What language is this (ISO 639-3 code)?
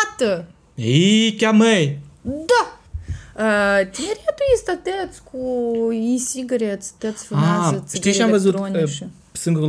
ron